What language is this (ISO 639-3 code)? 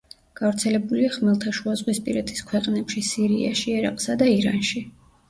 kat